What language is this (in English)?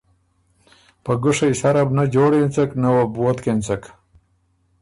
Ormuri